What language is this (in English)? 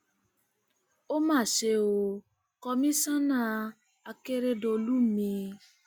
Yoruba